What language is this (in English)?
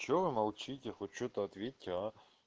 Russian